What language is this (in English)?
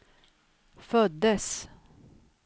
Swedish